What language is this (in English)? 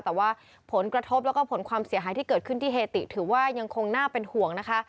Thai